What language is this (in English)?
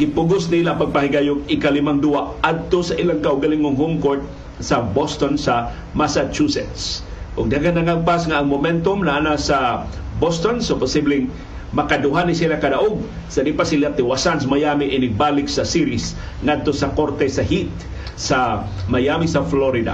Filipino